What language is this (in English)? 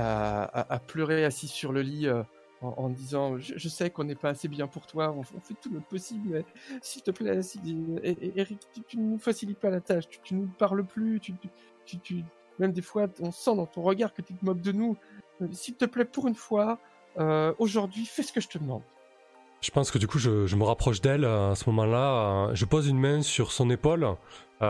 French